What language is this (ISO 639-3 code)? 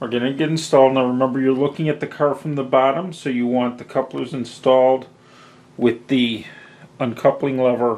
eng